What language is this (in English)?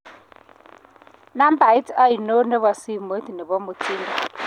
Kalenjin